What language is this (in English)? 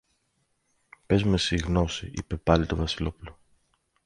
Greek